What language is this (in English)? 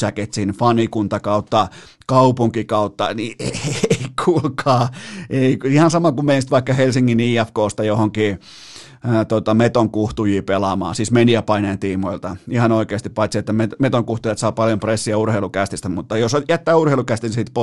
Finnish